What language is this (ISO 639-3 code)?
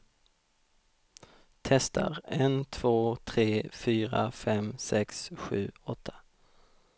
swe